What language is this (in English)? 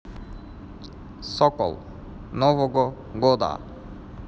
Russian